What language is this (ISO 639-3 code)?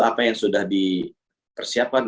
ind